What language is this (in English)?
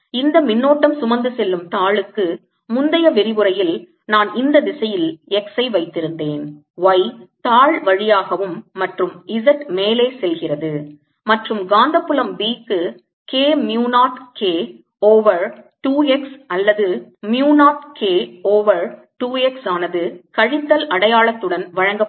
Tamil